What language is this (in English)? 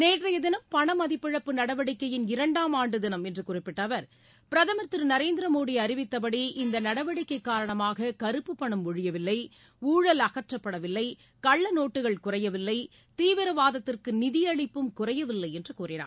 Tamil